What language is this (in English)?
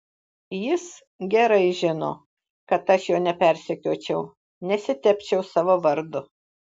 Lithuanian